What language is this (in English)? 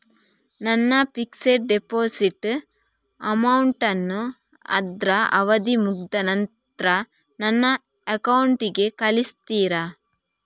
Kannada